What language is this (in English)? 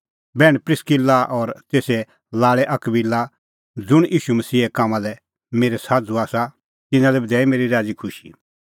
Kullu Pahari